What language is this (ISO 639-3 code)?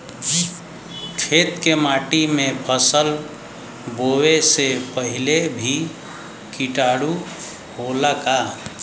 bho